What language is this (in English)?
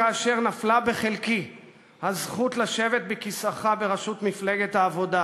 Hebrew